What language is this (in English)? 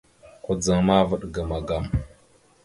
Mada (Cameroon)